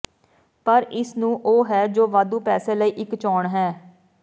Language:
Punjabi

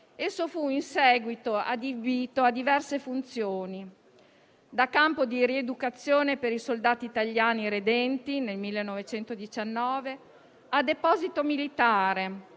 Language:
Italian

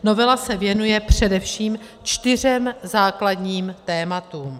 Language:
Czech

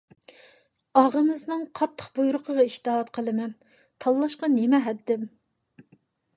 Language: Uyghur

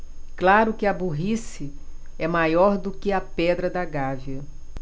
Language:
Portuguese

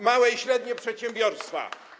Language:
Polish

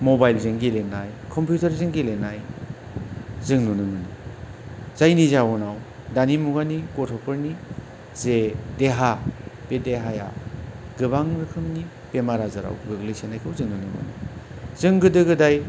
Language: Bodo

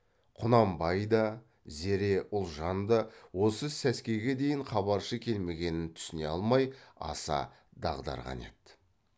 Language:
Kazakh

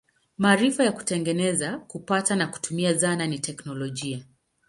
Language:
Swahili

